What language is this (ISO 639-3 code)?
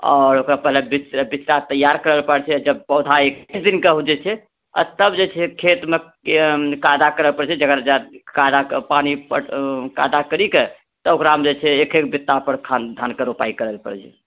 mai